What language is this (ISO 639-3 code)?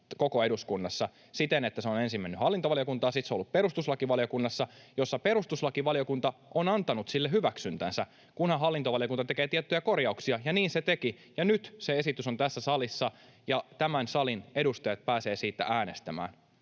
fin